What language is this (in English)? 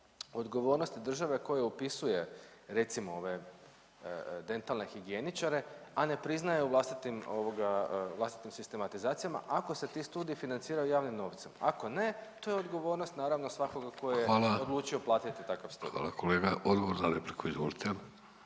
Croatian